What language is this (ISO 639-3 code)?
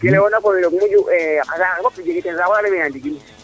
srr